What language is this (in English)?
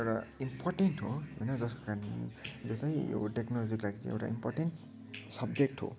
Nepali